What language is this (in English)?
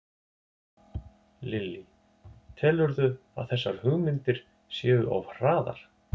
Icelandic